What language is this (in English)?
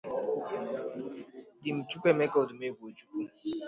Igbo